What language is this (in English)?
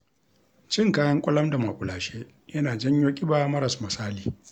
Hausa